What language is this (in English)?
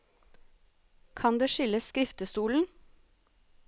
Norwegian